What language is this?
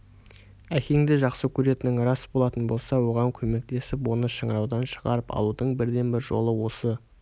Kazakh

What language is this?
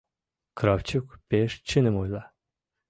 Mari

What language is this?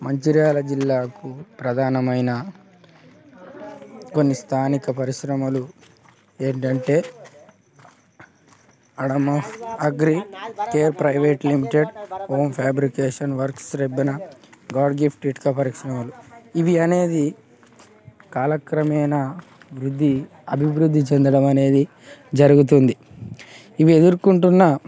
Telugu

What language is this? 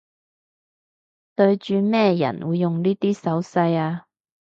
Cantonese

